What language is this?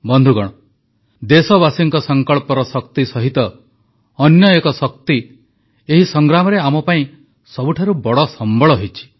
Odia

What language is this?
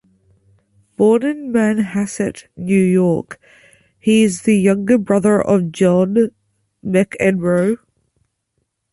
English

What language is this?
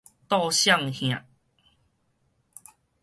Min Nan Chinese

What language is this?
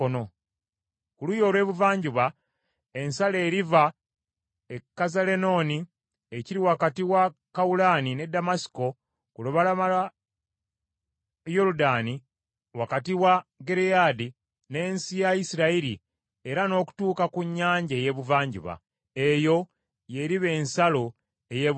Ganda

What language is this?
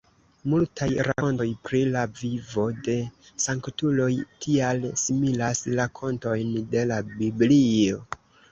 Esperanto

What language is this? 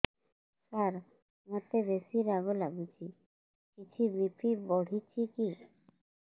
Odia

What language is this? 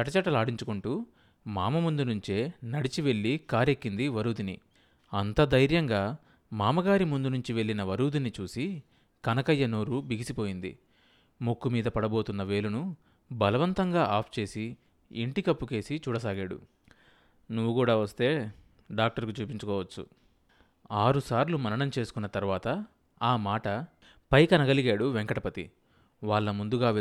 Telugu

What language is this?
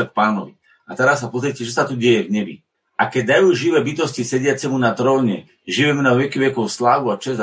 Slovak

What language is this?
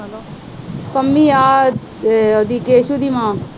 Punjabi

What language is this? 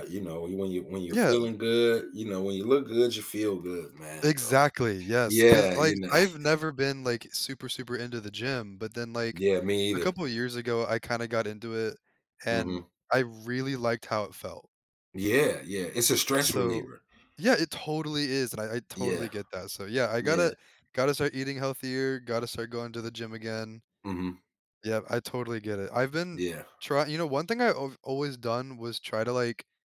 English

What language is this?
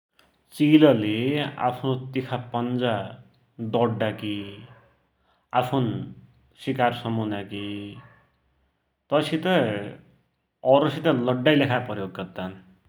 Dotyali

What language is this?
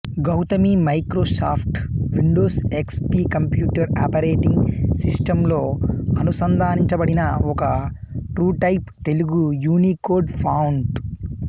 Telugu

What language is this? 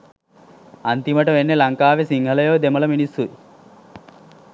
Sinhala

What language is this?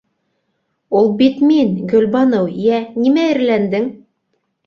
Bashkir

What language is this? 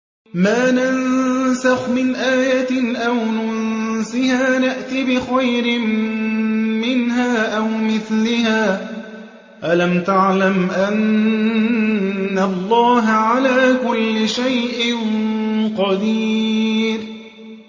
Arabic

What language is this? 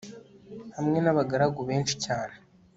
Kinyarwanda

